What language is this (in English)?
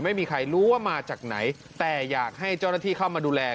Thai